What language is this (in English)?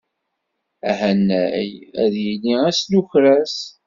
Kabyle